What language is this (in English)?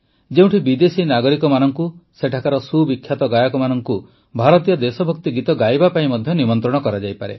Odia